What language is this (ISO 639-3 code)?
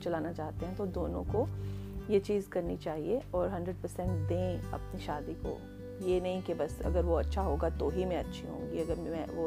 urd